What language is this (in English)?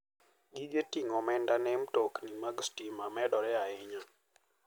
Luo (Kenya and Tanzania)